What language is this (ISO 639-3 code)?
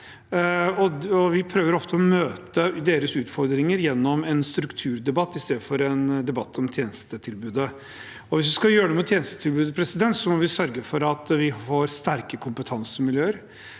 nor